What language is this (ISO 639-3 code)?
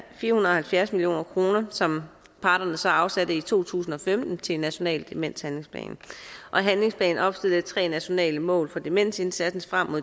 dan